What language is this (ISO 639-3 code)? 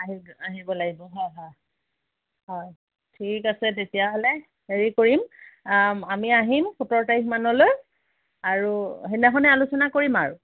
asm